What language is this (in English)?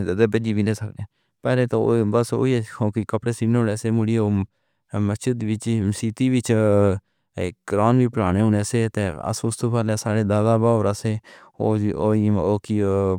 Pahari-Potwari